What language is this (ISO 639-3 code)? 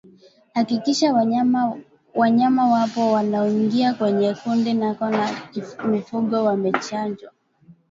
swa